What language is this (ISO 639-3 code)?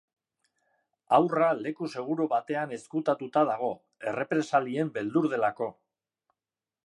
eus